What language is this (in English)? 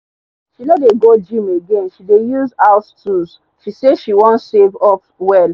Nigerian Pidgin